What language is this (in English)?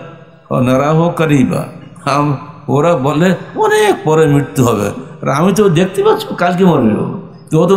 Bangla